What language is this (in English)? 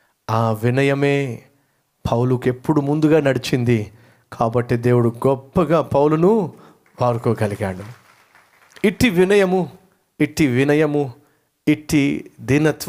Telugu